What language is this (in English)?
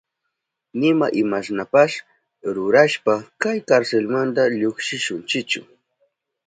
Southern Pastaza Quechua